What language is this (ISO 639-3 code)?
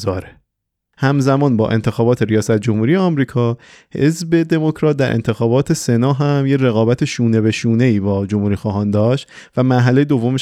fas